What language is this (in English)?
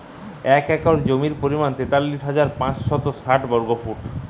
Bangla